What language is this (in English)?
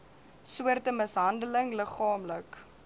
Afrikaans